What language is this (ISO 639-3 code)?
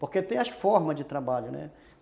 por